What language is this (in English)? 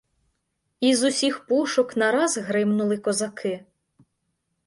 Ukrainian